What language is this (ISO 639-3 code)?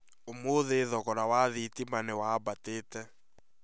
kik